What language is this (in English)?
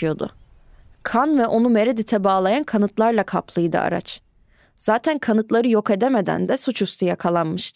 Turkish